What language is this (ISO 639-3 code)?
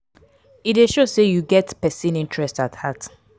pcm